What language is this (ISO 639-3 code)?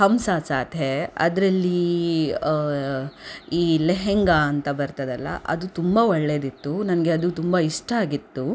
kan